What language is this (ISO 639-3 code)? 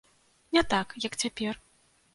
bel